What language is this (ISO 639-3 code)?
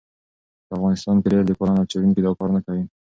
pus